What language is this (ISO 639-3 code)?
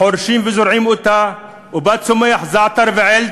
heb